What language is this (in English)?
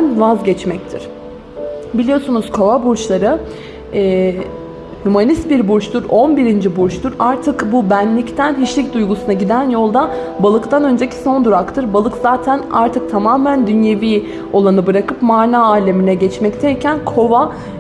Turkish